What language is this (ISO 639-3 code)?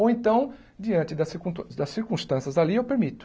por